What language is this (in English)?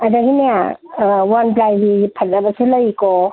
Manipuri